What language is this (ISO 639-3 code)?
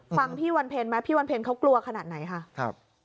tha